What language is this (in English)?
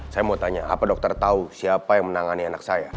Indonesian